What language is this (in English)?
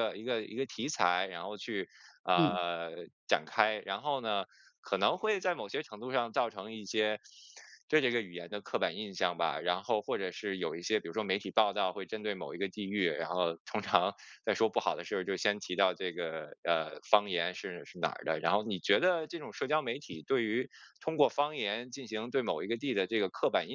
Chinese